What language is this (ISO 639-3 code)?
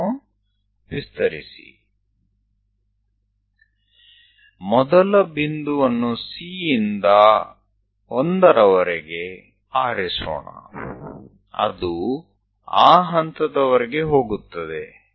guj